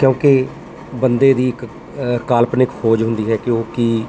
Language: Punjabi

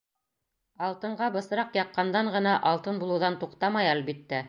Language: Bashkir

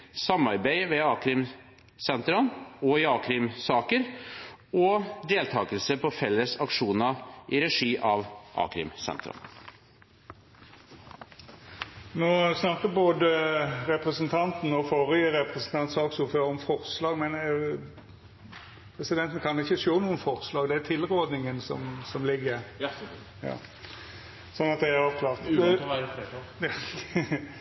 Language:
Norwegian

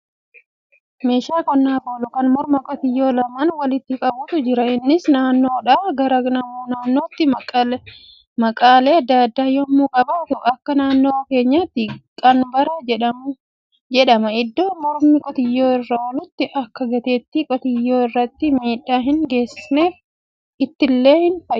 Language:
Oromo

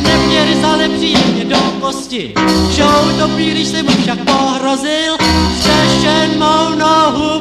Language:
Czech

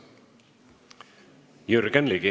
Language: Estonian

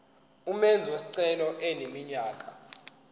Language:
Zulu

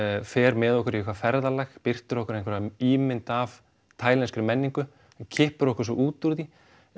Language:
Icelandic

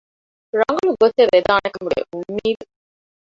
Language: Divehi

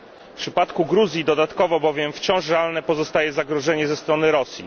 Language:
Polish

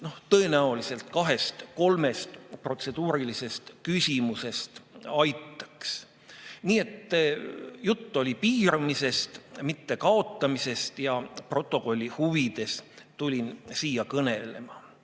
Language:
Estonian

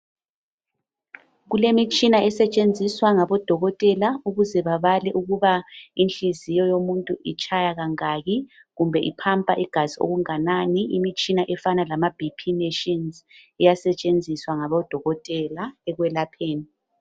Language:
North Ndebele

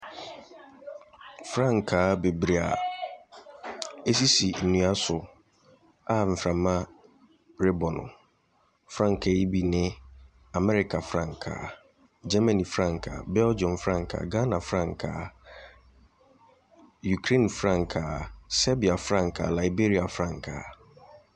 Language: Akan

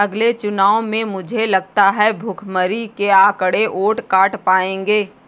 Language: Hindi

